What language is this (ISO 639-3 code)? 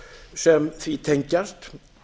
isl